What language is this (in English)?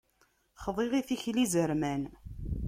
Kabyle